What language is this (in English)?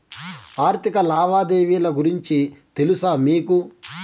Telugu